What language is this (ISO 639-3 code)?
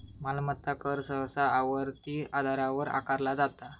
mar